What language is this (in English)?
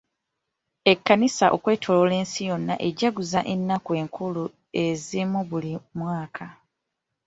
Ganda